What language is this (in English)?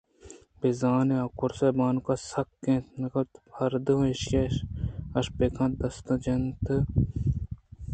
Eastern Balochi